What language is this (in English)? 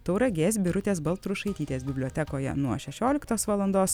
Lithuanian